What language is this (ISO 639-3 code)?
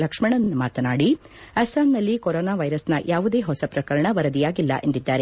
kan